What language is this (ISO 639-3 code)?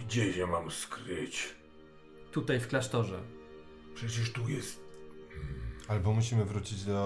pol